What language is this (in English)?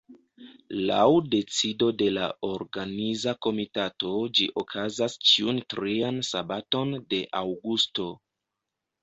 Esperanto